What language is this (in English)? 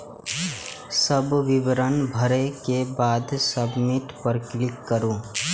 Maithili